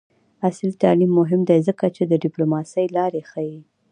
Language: Pashto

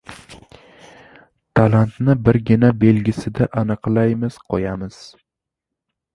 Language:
Uzbek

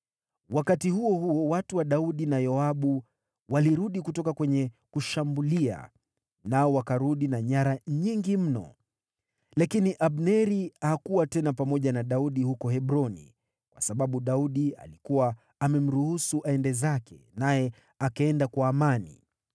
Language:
Swahili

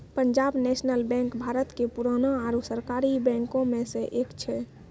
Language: Maithili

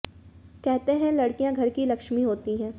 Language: Hindi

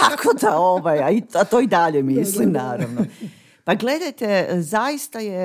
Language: Croatian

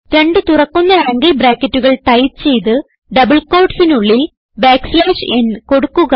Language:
Malayalam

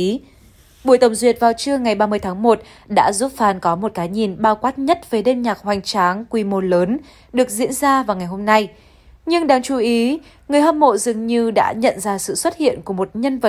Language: Vietnamese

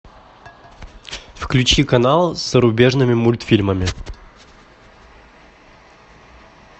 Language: Russian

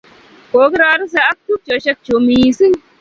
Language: Kalenjin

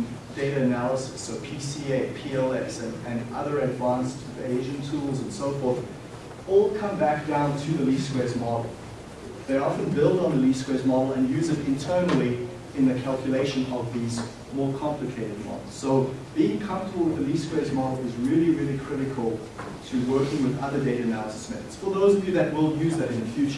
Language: English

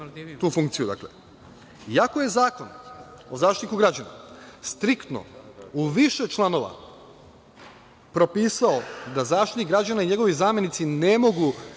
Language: Serbian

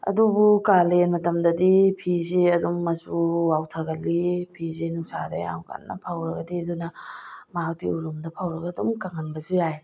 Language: Manipuri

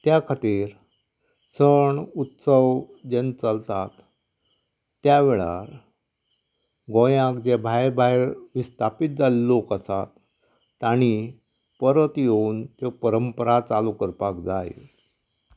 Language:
Konkani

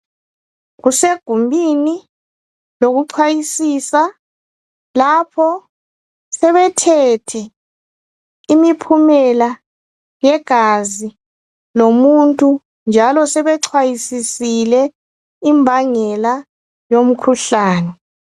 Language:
North Ndebele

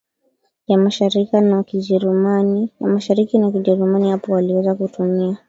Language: Swahili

